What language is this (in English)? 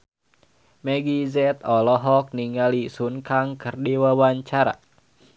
Sundanese